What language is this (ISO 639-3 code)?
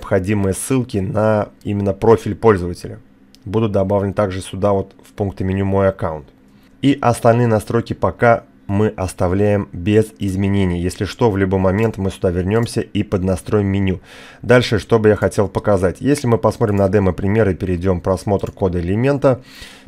rus